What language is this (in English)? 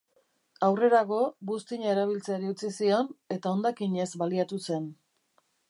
Basque